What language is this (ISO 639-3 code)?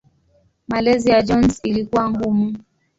swa